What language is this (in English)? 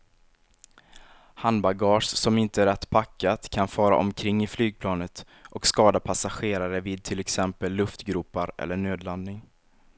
Swedish